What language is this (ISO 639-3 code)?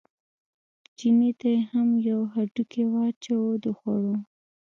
pus